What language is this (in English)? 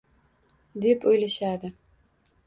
Uzbek